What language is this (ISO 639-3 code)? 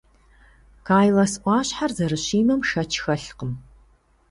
kbd